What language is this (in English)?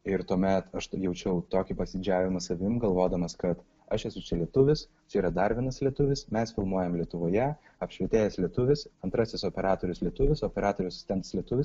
Lithuanian